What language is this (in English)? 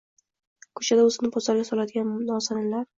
Uzbek